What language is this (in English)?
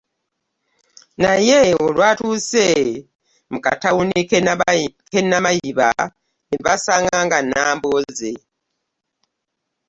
Ganda